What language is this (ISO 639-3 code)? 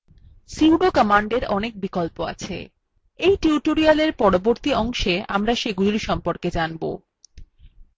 ben